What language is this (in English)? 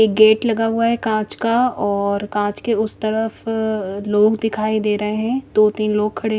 Hindi